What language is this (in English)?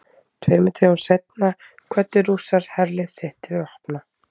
Icelandic